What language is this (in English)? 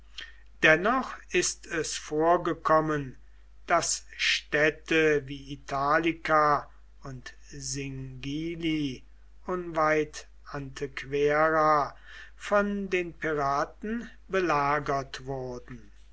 German